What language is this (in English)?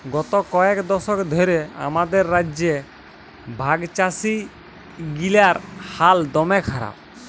Bangla